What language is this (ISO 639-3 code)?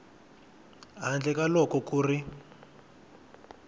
tso